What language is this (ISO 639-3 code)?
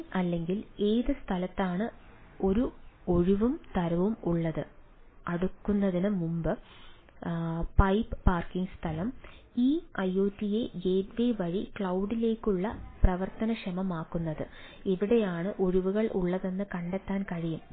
mal